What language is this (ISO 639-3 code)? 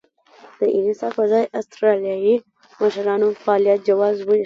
pus